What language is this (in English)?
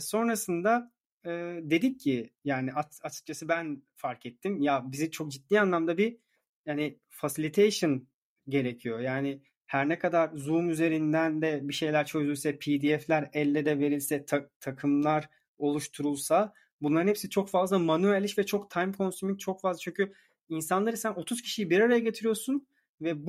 Turkish